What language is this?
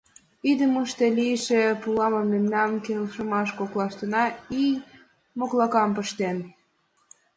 Mari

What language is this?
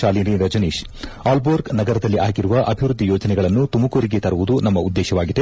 Kannada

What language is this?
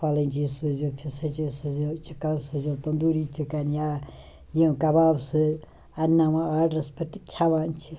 Kashmiri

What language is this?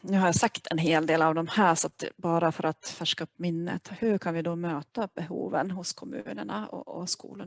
Swedish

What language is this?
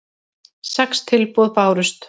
Icelandic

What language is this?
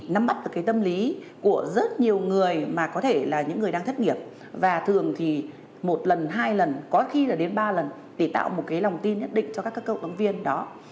Vietnamese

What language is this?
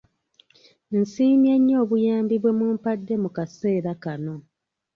Ganda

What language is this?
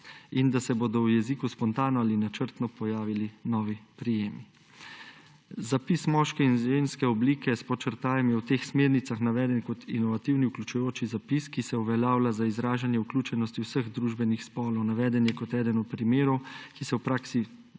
Slovenian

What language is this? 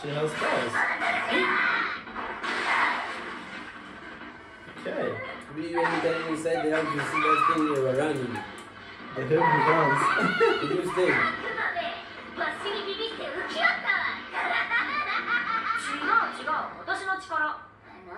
Japanese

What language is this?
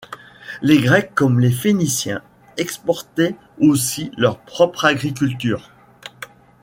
French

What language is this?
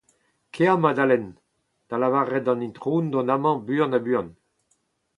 Breton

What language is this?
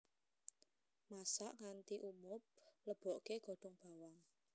Javanese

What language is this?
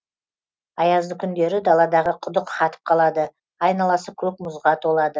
Kazakh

